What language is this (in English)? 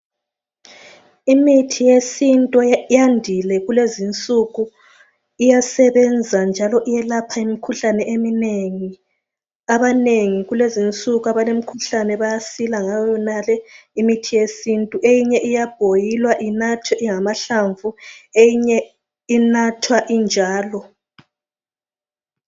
North Ndebele